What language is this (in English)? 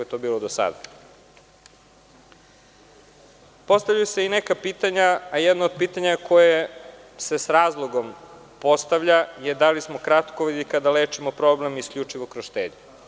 Serbian